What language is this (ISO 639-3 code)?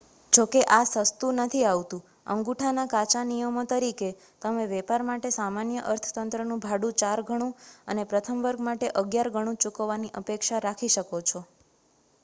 guj